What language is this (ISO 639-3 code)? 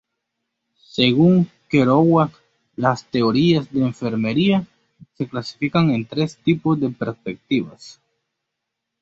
spa